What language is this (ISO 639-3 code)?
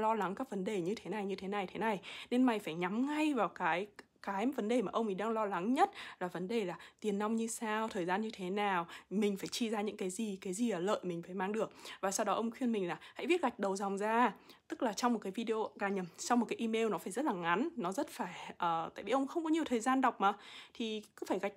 vie